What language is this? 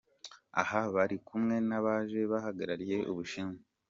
Kinyarwanda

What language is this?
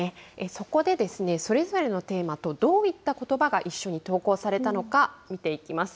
Japanese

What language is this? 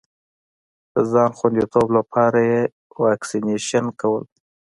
Pashto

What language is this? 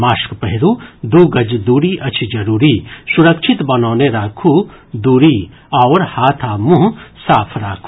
Maithili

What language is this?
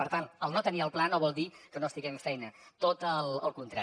Catalan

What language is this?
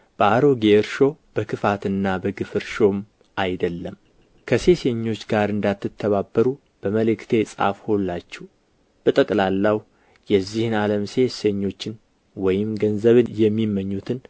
Amharic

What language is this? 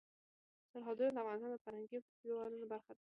Pashto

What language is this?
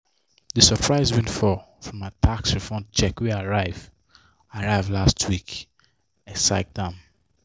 Nigerian Pidgin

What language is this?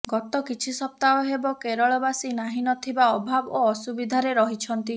Odia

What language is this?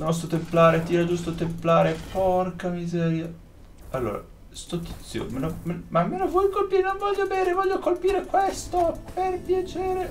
Italian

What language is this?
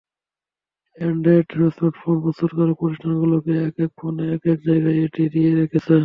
Bangla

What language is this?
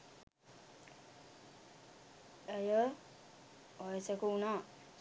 Sinhala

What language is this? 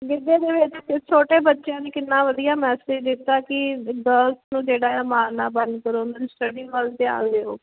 Punjabi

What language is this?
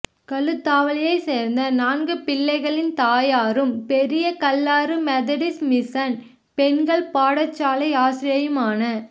Tamil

